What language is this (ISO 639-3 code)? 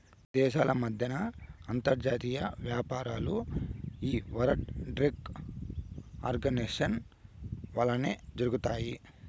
tel